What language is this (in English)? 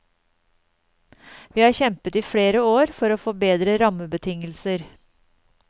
Norwegian